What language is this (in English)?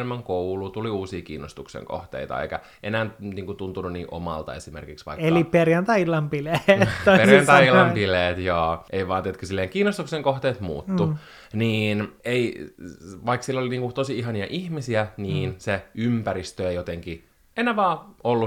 Finnish